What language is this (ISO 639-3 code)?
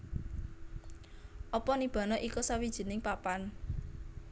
jav